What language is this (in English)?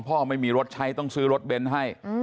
Thai